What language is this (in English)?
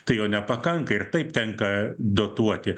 Lithuanian